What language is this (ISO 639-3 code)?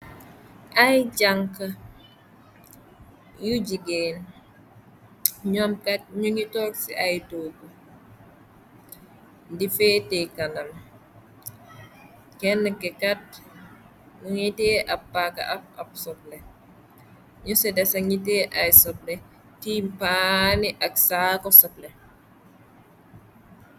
wol